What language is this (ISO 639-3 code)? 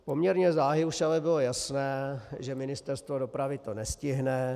ces